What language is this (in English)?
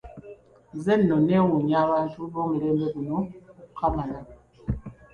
Ganda